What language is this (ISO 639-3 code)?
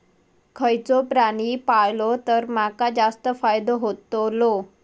mar